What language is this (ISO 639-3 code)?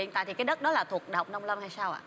vie